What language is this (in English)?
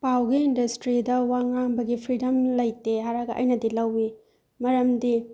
Manipuri